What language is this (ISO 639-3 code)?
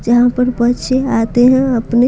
hin